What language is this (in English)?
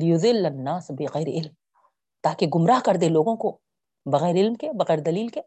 Urdu